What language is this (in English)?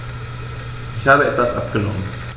German